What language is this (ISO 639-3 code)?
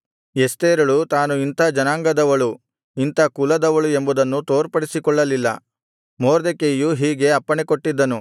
kan